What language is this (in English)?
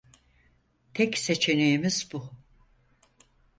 Turkish